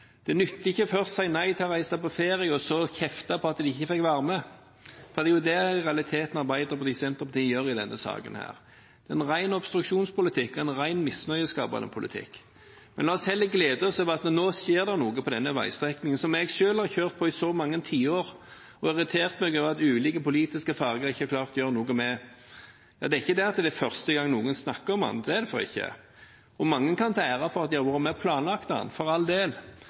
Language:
Norwegian Bokmål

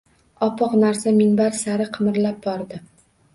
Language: Uzbek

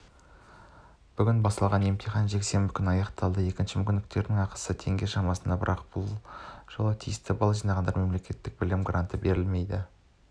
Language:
Kazakh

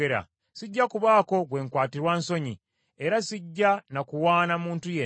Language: Ganda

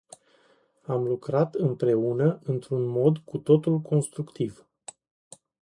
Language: Romanian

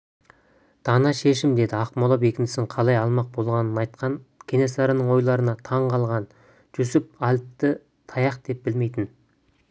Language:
Kazakh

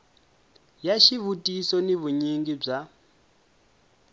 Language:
Tsonga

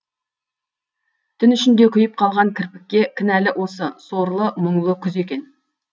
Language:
Kazakh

